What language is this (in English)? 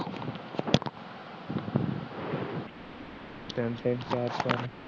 Punjabi